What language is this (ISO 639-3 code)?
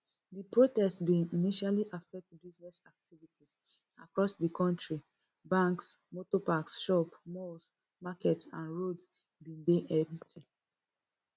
pcm